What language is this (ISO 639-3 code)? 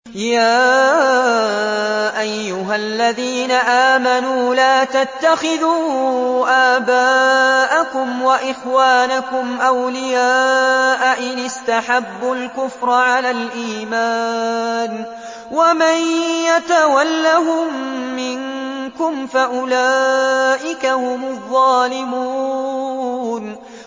ara